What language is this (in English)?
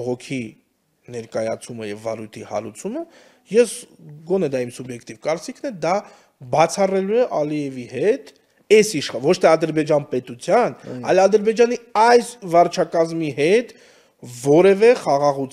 Romanian